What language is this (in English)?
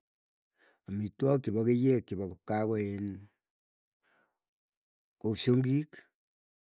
Keiyo